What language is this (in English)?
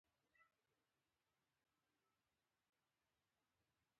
Pashto